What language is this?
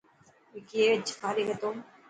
Dhatki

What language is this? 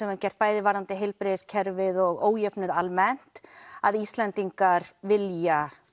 Icelandic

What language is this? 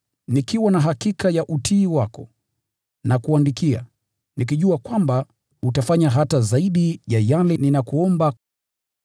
Swahili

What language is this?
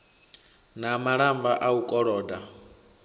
Venda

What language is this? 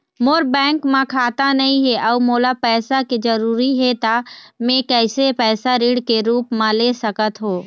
Chhattisgarhi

